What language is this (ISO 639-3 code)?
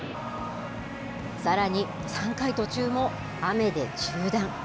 jpn